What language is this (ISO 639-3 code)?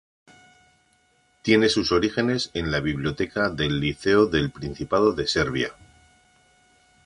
spa